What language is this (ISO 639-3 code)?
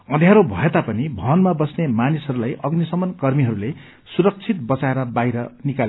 nep